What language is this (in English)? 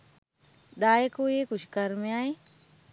Sinhala